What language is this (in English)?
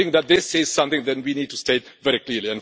English